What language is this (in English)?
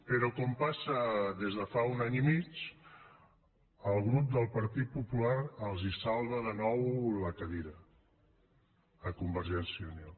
Catalan